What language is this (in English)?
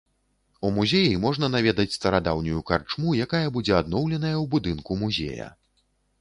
Belarusian